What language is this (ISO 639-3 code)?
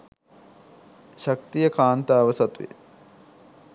sin